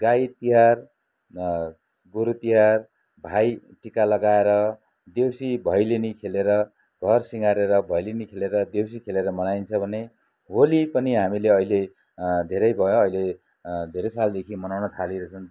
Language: Nepali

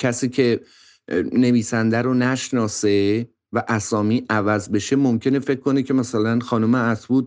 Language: Persian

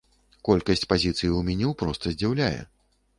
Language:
Belarusian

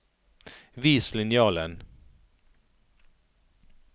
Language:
Norwegian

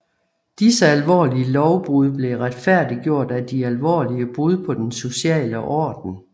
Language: Danish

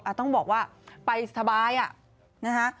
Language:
Thai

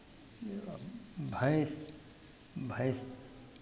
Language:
Maithili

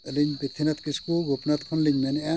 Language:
Santali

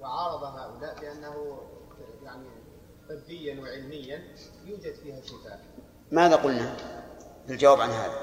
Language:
Arabic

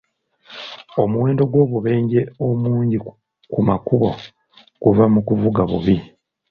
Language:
Ganda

